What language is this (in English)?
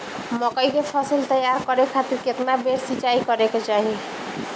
Bhojpuri